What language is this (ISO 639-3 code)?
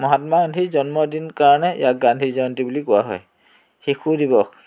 asm